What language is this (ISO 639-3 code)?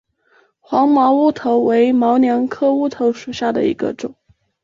zho